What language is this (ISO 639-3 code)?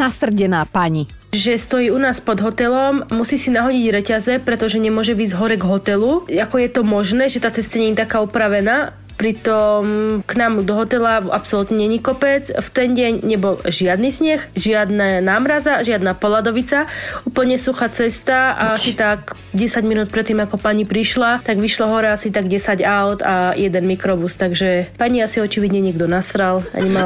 slk